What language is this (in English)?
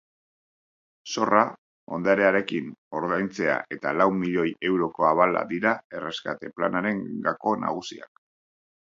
Basque